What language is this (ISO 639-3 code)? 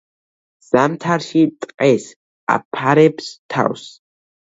kat